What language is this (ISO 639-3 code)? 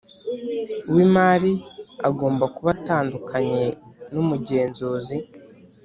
kin